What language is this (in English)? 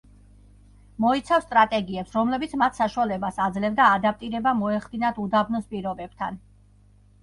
Georgian